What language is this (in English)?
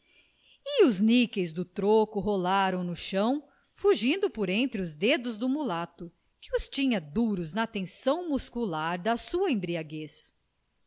Portuguese